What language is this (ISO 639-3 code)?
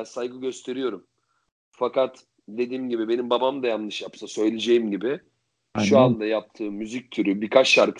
tur